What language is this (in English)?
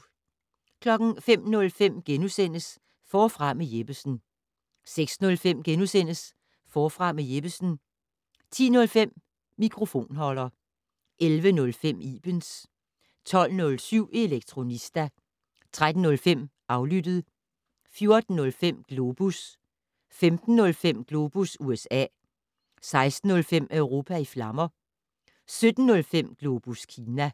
Danish